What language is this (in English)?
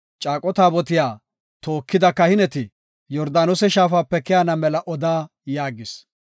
Gofa